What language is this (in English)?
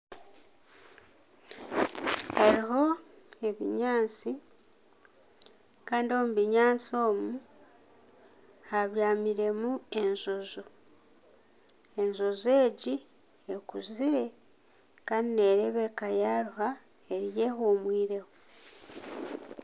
Nyankole